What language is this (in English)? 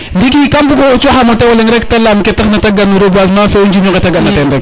Serer